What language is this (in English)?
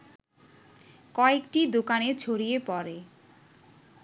Bangla